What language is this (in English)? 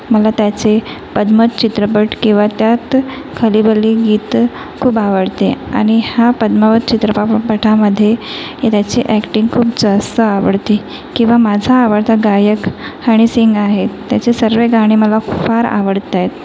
Marathi